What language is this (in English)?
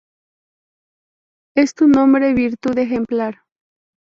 Spanish